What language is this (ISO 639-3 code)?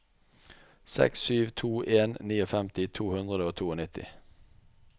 nor